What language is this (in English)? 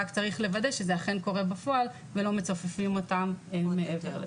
Hebrew